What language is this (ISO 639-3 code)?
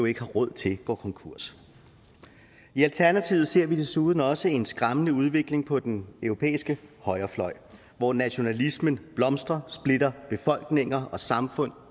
dan